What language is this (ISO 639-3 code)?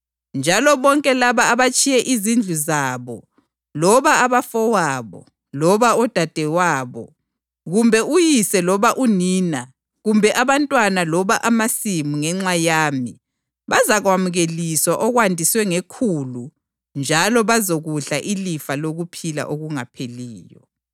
nde